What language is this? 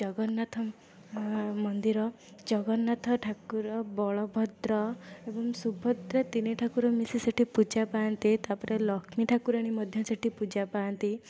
Odia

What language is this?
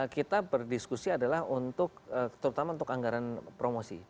Indonesian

